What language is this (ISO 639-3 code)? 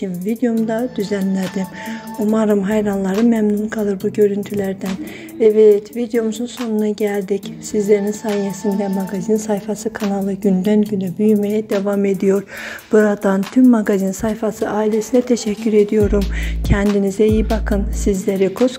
tur